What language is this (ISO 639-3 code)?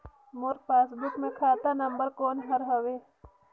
hne